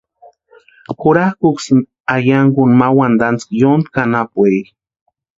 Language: Western Highland Purepecha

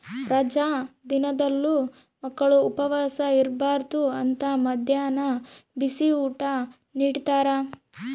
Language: Kannada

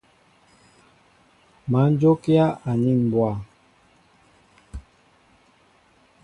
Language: Mbo (Cameroon)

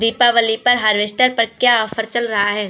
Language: Hindi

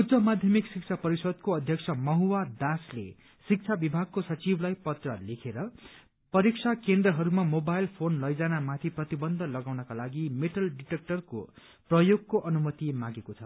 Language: Nepali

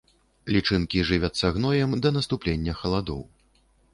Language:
Belarusian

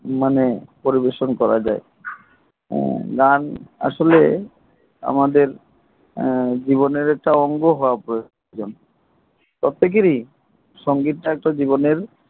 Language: Bangla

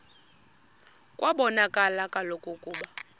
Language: Xhosa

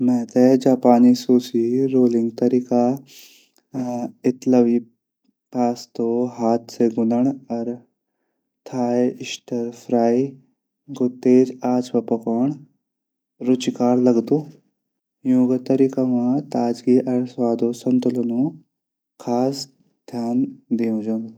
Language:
Garhwali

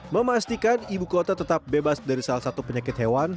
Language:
Indonesian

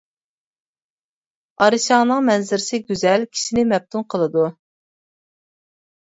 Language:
Uyghur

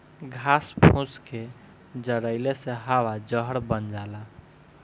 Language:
Bhojpuri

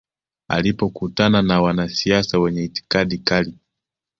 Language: Swahili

